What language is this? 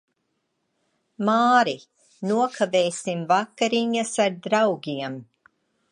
Latvian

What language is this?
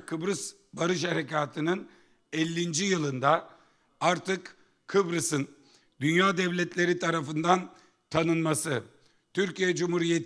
Turkish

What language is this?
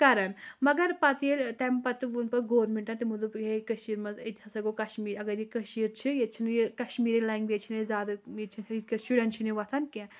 Kashmiri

